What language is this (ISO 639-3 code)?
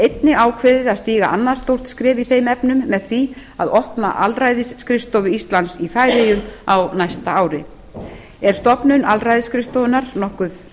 isl